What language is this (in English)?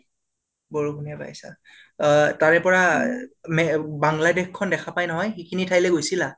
Assamese